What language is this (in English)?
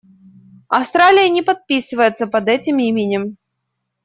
Russian